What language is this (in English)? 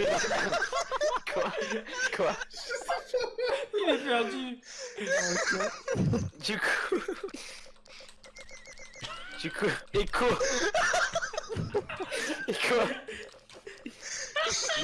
French